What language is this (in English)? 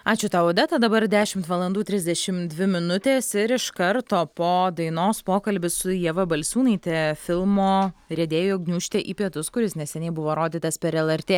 Lithuanian